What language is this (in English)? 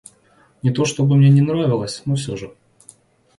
Russian